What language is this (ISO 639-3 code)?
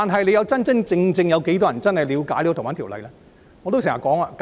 yue